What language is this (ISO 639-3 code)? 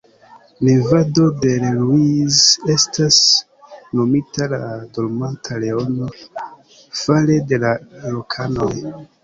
epo